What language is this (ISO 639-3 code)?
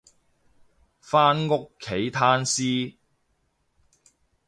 yue